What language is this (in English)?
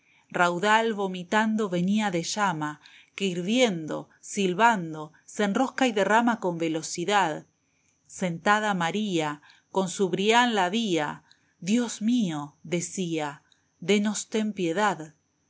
Spanish